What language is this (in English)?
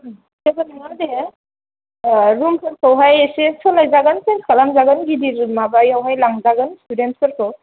Bodo